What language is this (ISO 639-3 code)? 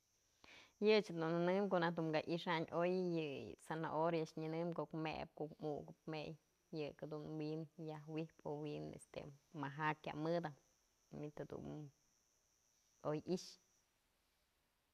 mzl